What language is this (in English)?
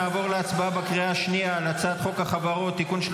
Hebrew